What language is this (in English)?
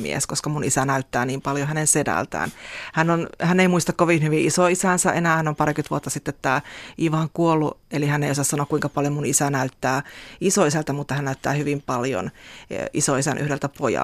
Finnish